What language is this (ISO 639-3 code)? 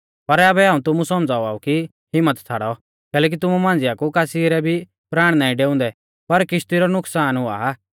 bfz